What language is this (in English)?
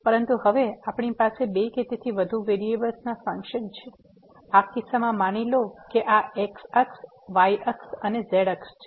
Gujarati